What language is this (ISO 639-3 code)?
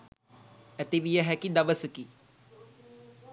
sin